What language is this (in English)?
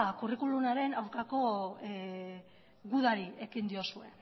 Basque